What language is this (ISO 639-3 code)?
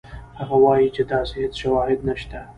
pus